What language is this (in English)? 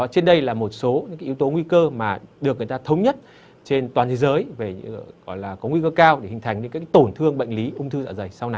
Vietnamese